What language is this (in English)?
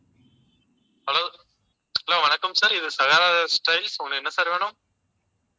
Tamil